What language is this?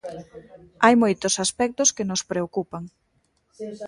Galician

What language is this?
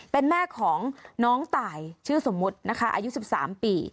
Thai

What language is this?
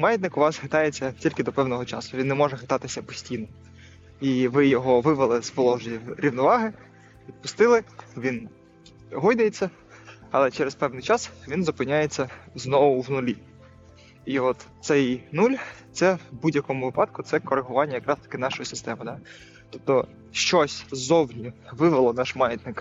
Ukrainian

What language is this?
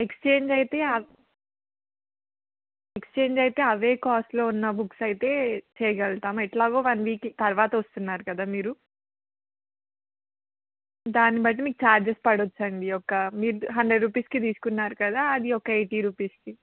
Telugu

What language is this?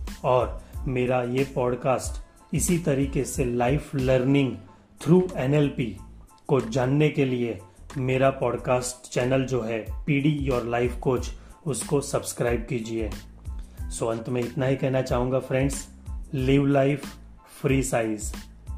Hindi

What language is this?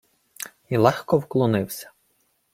Ukrainian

